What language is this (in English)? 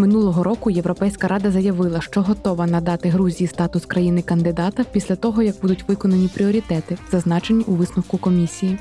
Ukrainian